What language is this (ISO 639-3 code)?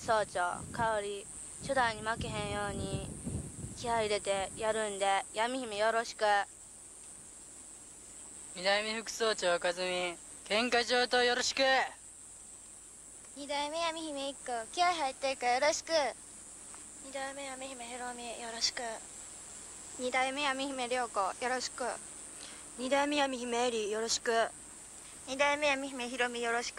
jpn